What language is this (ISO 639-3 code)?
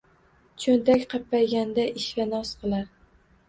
uzb